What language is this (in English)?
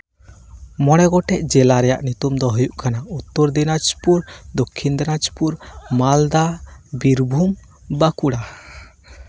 Santali